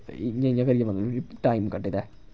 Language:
Dogri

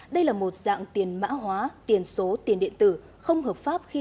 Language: Vietnamese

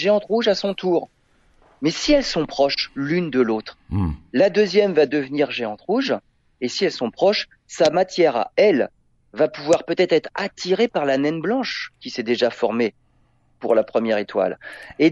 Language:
French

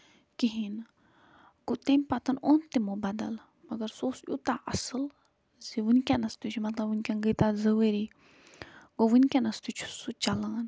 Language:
Kashmiri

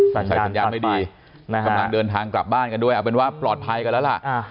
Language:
Thai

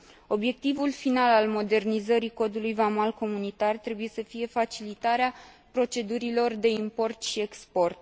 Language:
Romanian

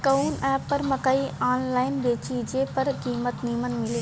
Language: Bhojpuri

